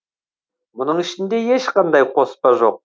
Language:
Kazakh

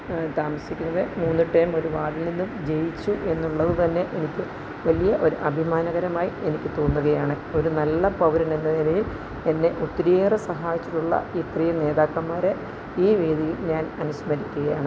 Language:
Malayalam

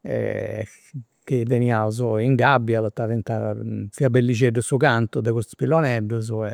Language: Campidanese Sardinian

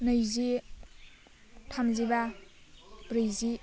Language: Bodo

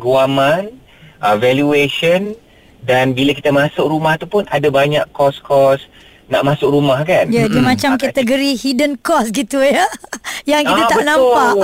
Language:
Malay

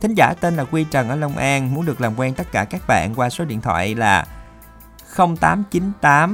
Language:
Vietnamese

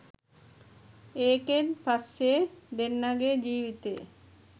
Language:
Sinhala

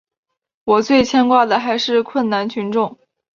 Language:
Chinese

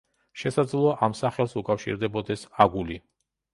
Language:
Georgian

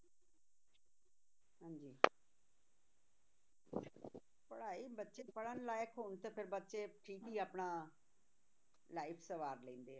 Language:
Punjabi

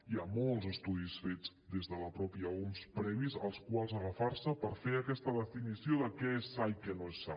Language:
Catalan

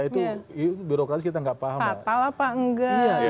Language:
Indonesian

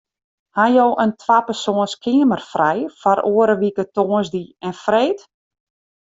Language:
Western Frisian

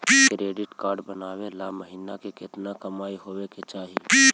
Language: Magahi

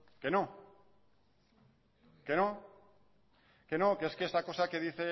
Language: Spanish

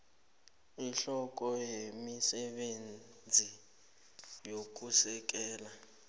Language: South Ndebele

